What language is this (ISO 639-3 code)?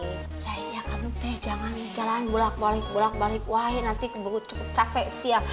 ind